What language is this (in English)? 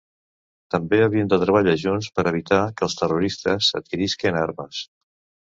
Catalan